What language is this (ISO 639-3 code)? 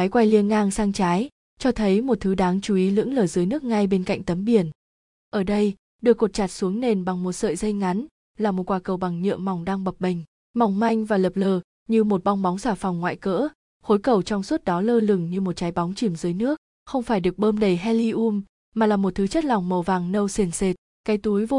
vie